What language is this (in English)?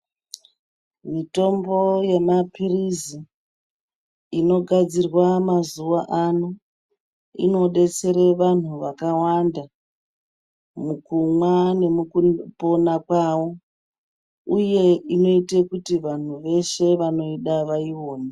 Ndau